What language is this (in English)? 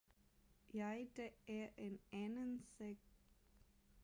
Danish